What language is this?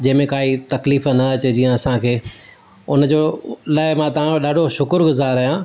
Sindhi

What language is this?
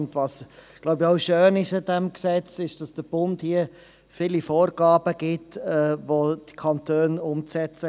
Swiss German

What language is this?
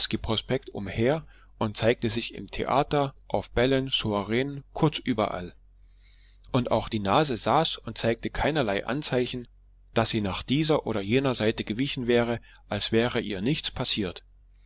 German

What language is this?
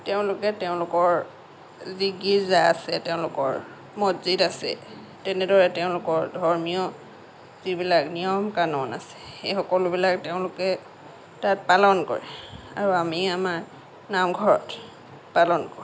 Assamese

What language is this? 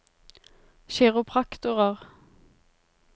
Norwegian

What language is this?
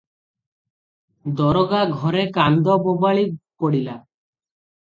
Odia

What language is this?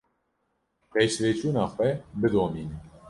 Kurdish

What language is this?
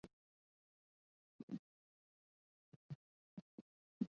Chinese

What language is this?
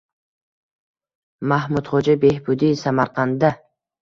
Uzbek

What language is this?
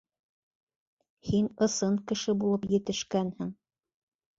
Bashkir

